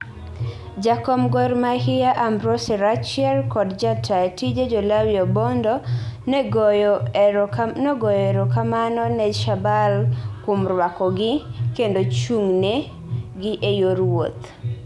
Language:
Luo (Kenya and Tanzania)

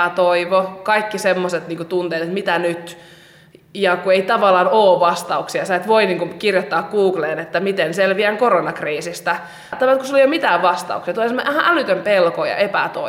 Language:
Finnish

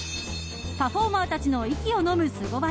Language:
Japanese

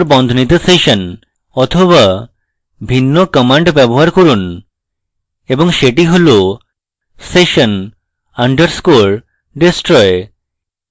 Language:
Bangla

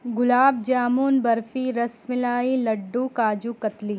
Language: Urdu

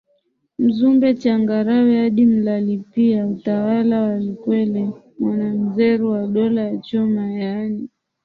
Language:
Swahili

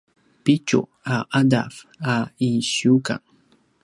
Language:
Paiwan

